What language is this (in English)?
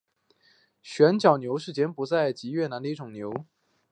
Chinese